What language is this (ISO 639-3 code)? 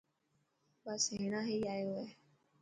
mki